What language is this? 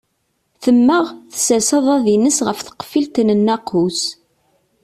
Kabyle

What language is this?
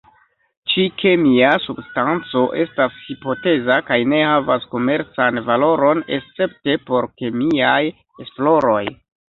Esperanto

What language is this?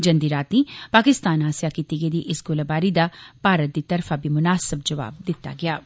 Dogri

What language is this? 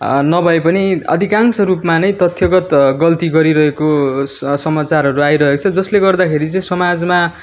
Nepali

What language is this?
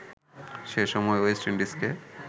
Bangla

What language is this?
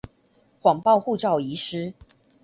Chinese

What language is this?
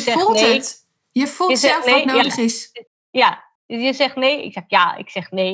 Dutch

